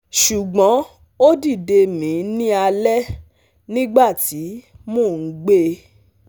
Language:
Yoruba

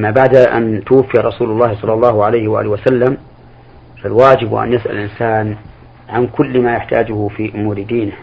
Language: Arabic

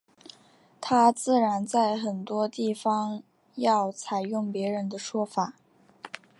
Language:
Chinese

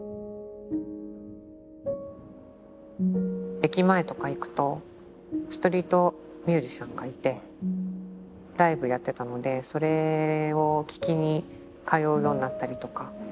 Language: Japanese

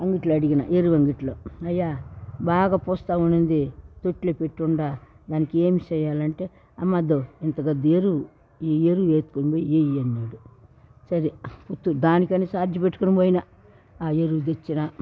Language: Telugu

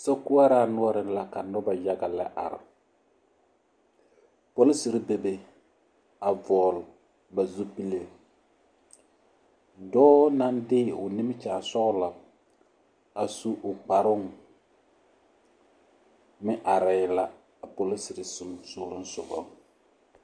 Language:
Southern Dagaare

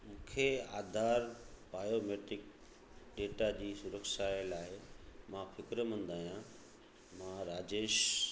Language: Sindhi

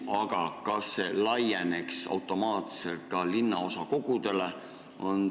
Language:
Estonian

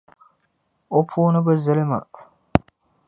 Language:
Dagbani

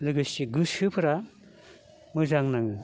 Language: Bodo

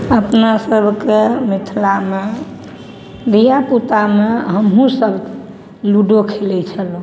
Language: Maithili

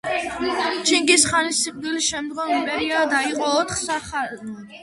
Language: Georgian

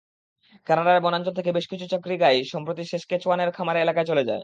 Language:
Bangla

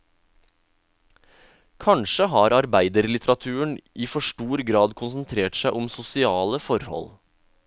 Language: Norwegian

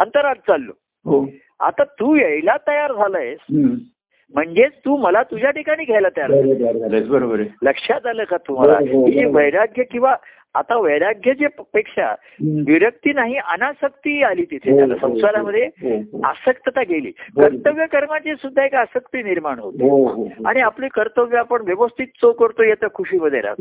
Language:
Marathi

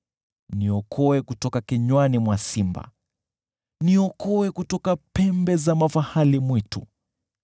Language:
Swahili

